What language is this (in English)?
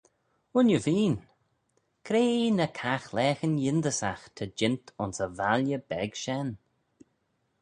Manx